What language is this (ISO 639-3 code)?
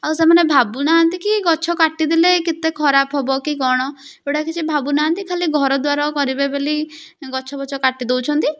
ori